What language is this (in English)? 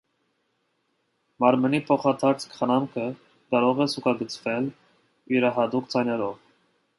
Armenian